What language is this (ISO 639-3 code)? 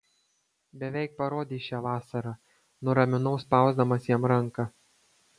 lit